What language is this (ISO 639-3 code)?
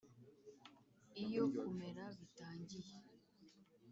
kin